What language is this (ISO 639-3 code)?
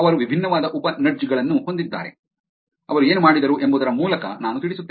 kan